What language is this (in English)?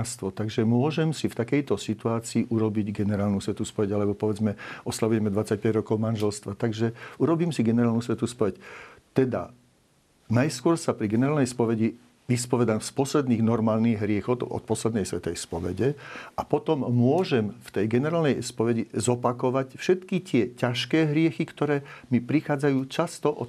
Slovak